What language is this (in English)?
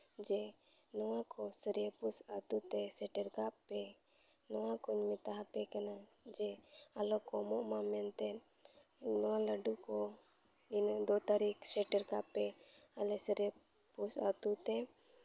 Santali